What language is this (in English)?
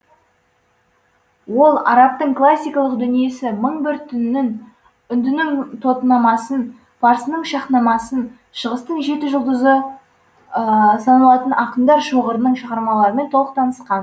Kazakh